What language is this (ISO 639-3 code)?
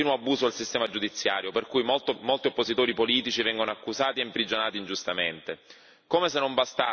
ita